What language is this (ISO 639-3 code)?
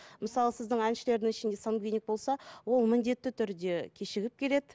kaz